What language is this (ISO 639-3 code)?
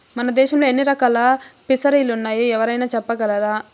tel